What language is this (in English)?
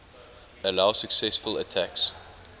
English